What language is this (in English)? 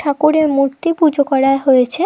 Bangla